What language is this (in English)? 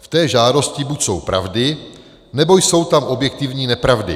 Czech